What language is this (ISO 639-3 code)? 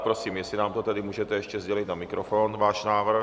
ces